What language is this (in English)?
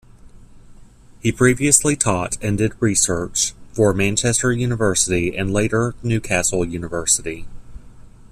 English